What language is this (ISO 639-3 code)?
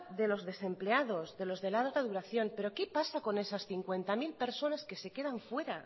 spa